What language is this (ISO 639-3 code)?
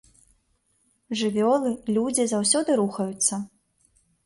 bel